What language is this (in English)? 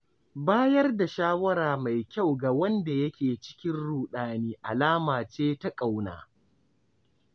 Hausa